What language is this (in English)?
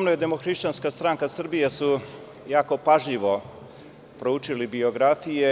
Serbian